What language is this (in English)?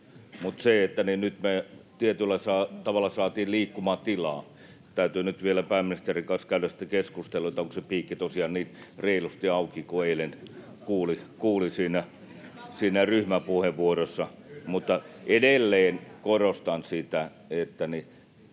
Finnish